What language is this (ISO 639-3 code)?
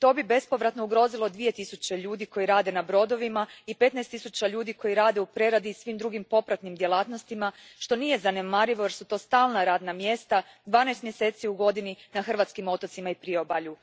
hrv